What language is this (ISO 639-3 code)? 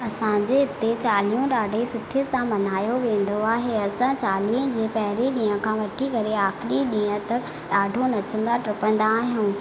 snd